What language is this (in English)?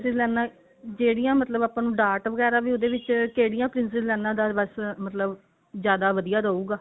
Punjabi